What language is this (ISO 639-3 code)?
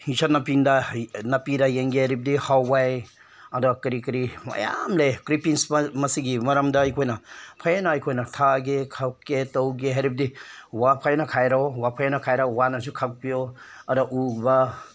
mni